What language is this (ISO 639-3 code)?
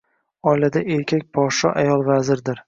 uzb